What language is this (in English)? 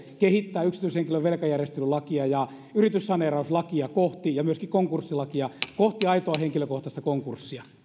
Finnish